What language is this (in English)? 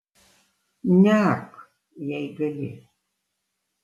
Lithuanian